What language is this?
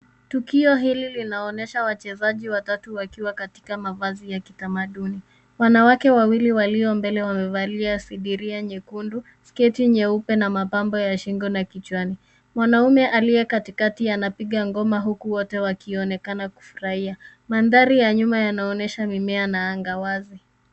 Swahili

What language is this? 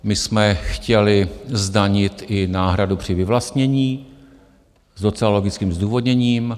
Czech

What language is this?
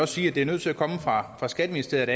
Danish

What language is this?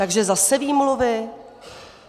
Czech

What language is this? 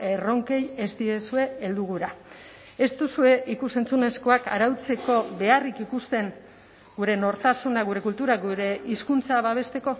Basque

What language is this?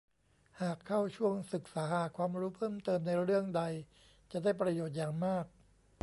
Thai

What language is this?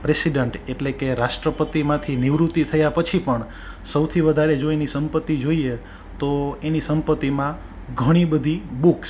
Gujarati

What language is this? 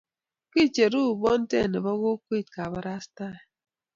Kalenjin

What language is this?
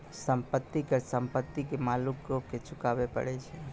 Maithili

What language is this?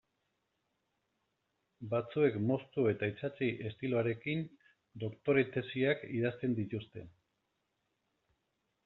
Basque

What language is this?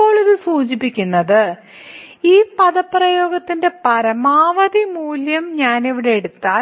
Malayalam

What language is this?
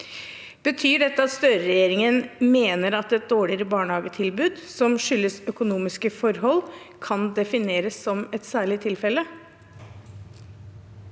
Norwegian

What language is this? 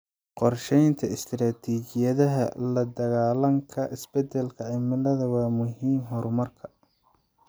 Somali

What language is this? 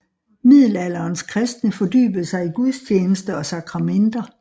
Danish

